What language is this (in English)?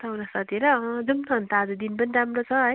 Nepali